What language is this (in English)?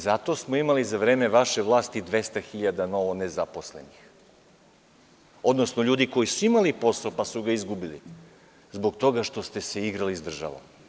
Serbian